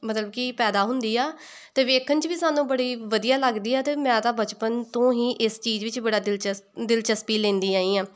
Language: Punjabi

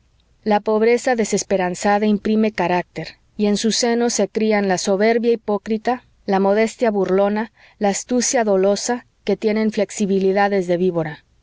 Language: Spanish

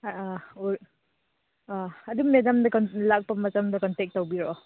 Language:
Manipuri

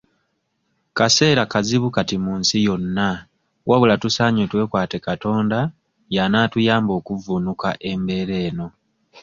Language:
Ganda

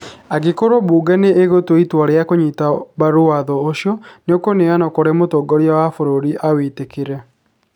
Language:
Kikuyu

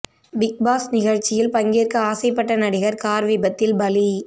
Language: Tamil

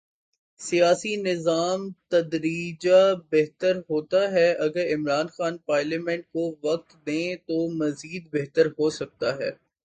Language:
Urdu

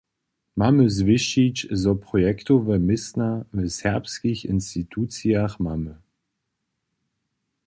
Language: Upper Sorbian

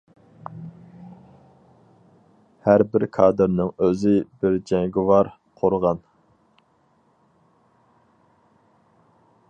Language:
Uyghur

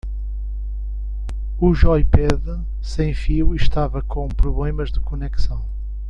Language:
Portuguese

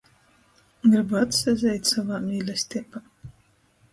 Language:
Latgalian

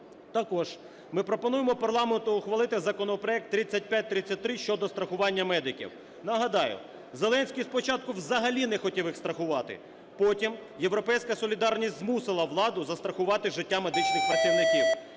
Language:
Ukrainian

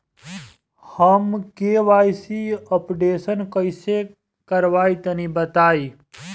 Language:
Bhojpuri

